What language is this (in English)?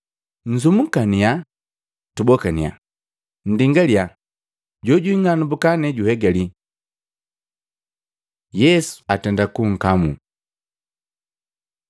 Matengo